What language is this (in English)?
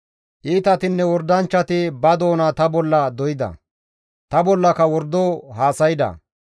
Gamo